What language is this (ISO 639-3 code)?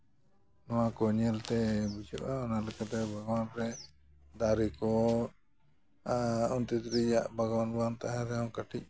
sat